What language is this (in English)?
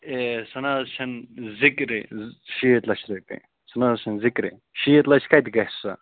Kashmiri